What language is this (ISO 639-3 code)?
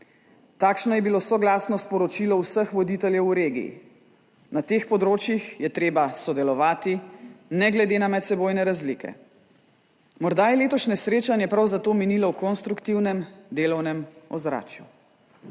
slv